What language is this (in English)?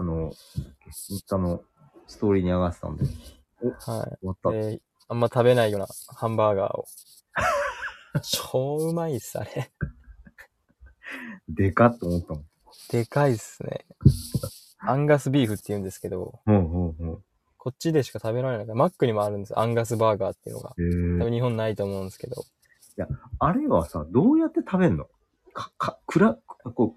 Japanese